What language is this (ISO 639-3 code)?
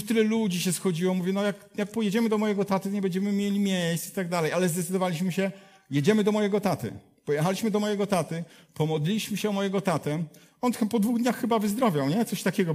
pol